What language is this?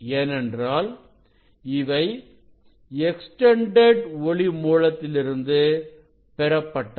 Tamil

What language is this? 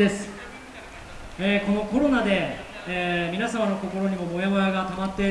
Japanese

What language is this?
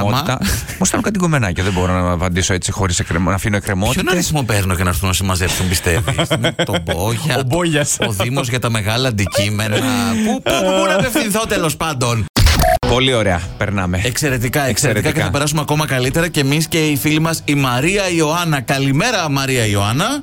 Greek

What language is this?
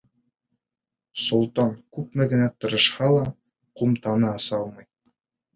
Bashkir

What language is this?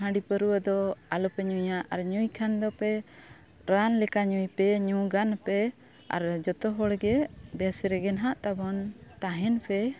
Santali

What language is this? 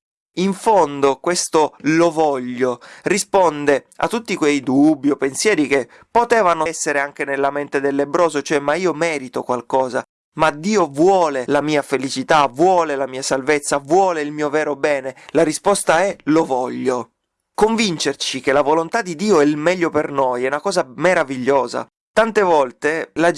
Italian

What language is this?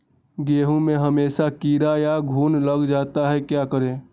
Magahi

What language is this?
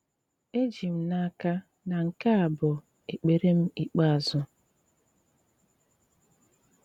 Igbo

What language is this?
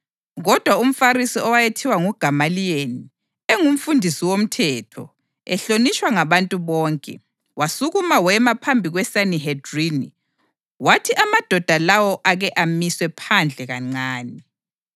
North Ndebele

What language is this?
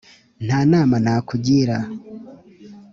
Kinyarwanda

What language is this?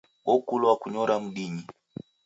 Taita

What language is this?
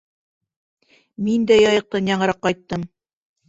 Bashkir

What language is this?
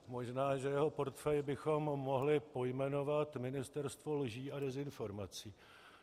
Czech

